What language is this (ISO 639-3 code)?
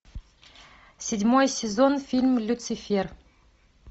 rus